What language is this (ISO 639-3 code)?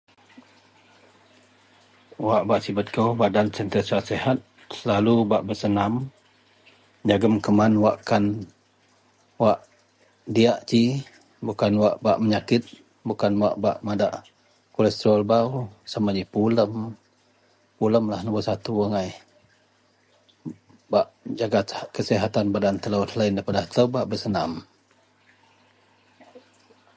mel